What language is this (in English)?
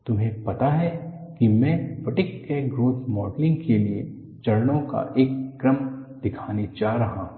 Hindi